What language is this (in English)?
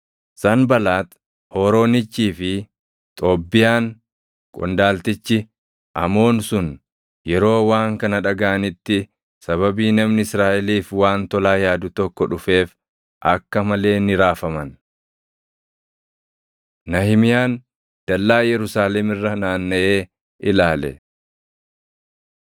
Oromo